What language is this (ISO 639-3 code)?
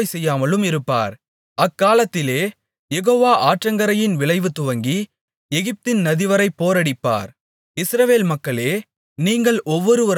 tam